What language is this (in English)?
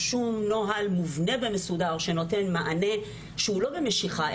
Hebrew